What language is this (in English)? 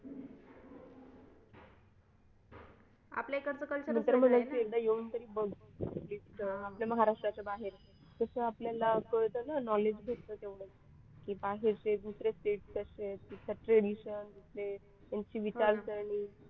Marathi